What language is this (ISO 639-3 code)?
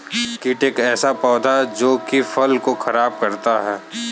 hin